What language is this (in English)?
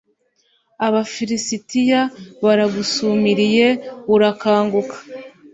Kinyarwanda